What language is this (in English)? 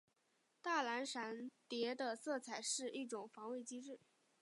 Chinese